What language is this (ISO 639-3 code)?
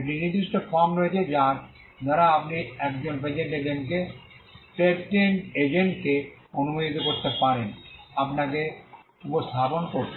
ben